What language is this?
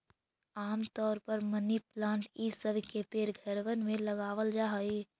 Magahi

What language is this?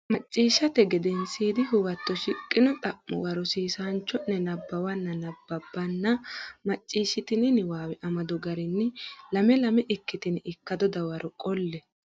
Sidamo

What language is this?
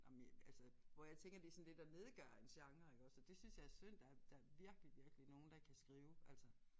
Danish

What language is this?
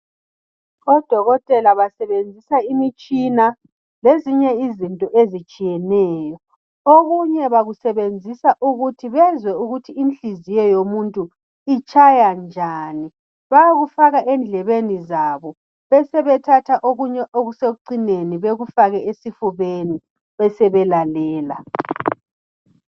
North Ndebele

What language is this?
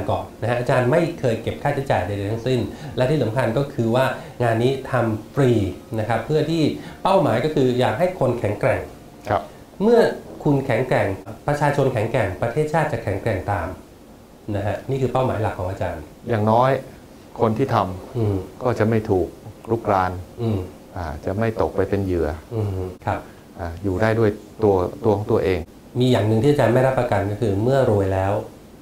Thai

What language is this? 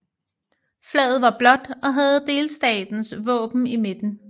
Danish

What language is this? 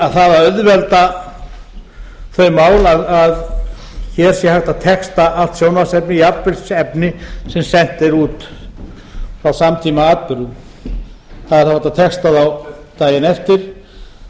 Icelandic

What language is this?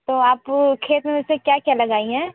Hindi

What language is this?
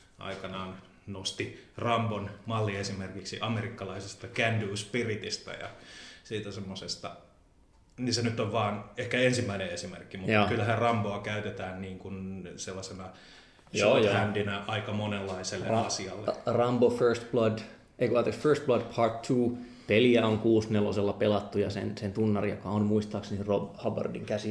Finnish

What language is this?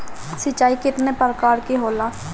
Bhojpuri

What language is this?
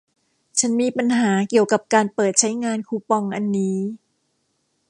Thai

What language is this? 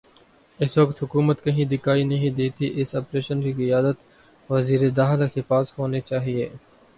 Urdu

